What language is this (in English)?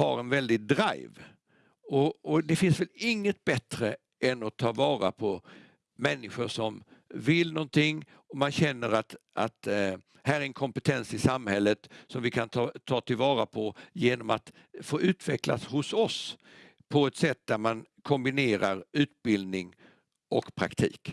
Swedish